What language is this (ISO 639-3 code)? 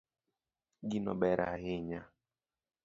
luo